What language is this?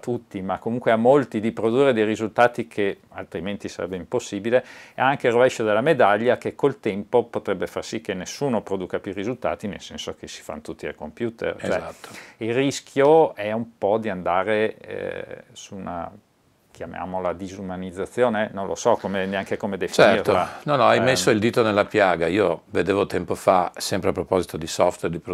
Italian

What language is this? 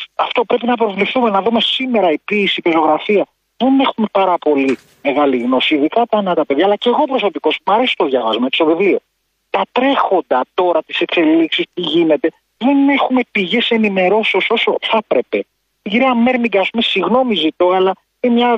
Greek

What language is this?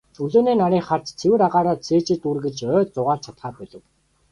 Mongolian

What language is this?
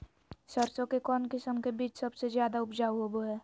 Magahi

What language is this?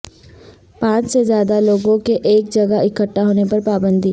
Urdu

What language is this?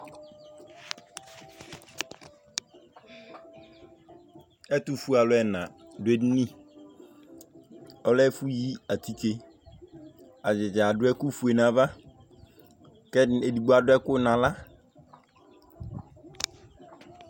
Ikposo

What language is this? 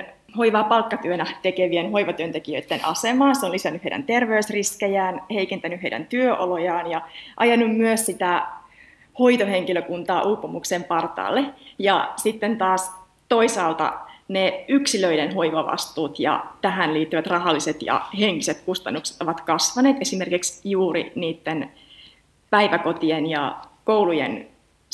Finnish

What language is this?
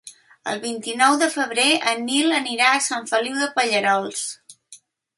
Catalan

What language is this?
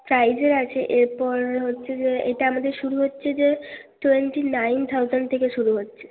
Bangla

